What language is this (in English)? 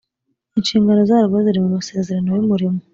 Kinyarwanda